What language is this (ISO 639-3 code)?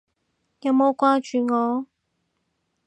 yue